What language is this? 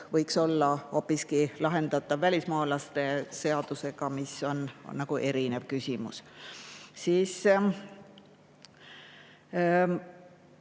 Estonian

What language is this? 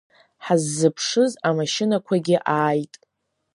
Abkhazian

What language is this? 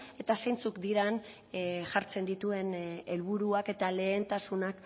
Basque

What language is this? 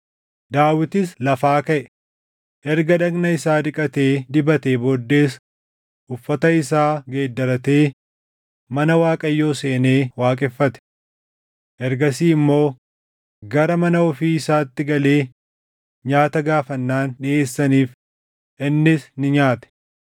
Oromo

